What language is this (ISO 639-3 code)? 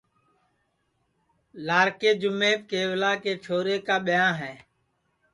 ssi